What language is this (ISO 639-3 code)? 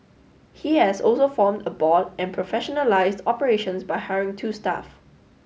eng